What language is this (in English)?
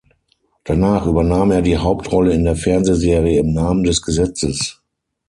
German